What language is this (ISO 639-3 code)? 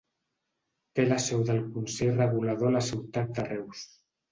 cat